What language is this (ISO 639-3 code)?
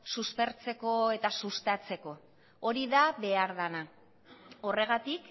eus